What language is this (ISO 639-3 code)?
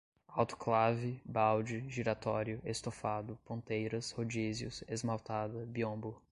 por